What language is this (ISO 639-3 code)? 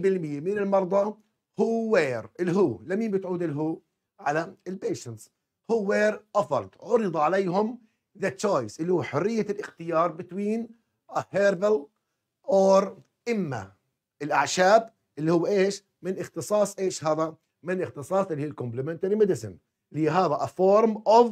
ara